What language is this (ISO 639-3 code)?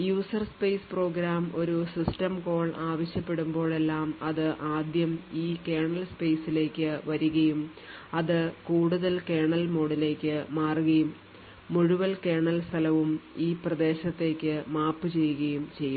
mal